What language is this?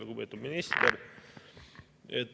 Estonian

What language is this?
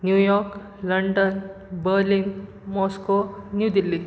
Konkani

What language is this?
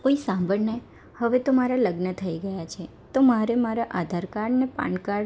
Gujarati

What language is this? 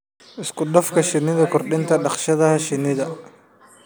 Somali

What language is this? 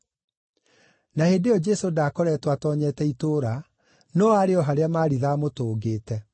Kikuyu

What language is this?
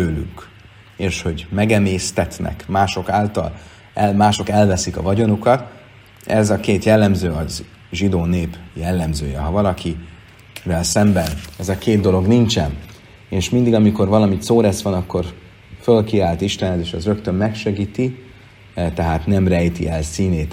Hungarian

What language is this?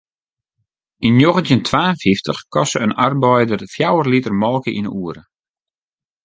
Western Frisian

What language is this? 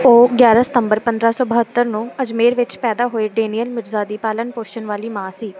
Punjabi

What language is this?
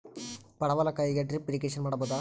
Kannada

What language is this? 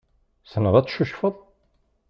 Kabyle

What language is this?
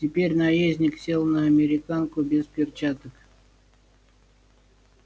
Russian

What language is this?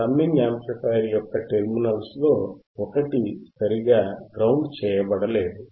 Telugu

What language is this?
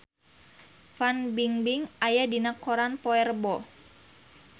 Sundanese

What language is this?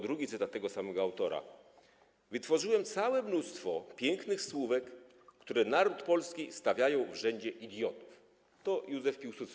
Polish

